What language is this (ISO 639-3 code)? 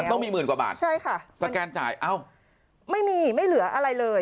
tha